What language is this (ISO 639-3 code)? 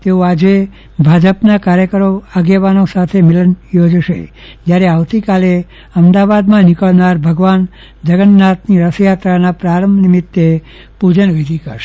guj